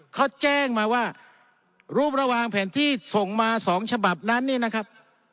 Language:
Thai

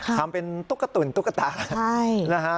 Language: Thai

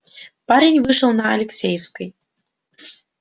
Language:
Russian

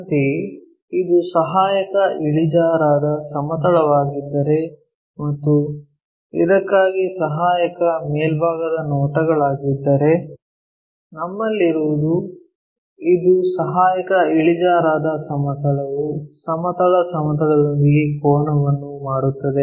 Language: Kannada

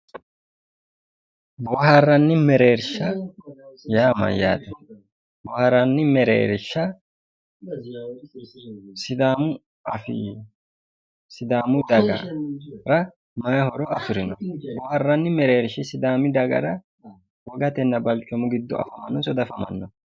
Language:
Sidamo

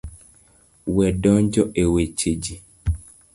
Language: Luo (Kenya and Tanzania)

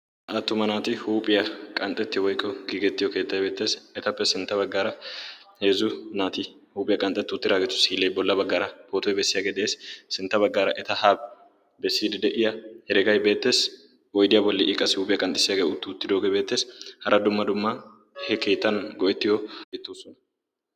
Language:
Wolaytta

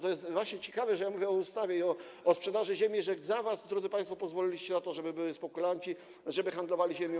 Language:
Polish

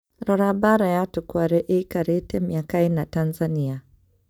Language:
Kikuyu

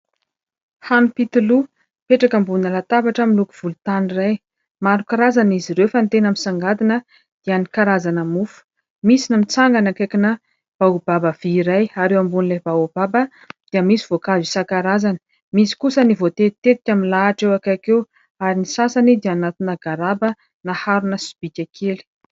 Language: Malagasy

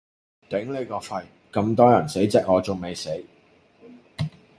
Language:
Cantonese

